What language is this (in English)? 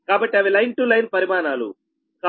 Telugu